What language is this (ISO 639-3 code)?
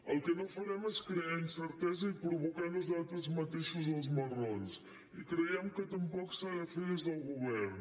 cat